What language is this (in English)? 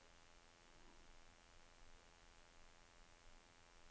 Norwegian